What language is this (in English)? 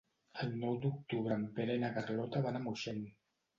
Catalan